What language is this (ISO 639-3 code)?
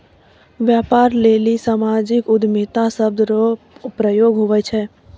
mai